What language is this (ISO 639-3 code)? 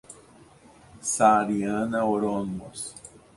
por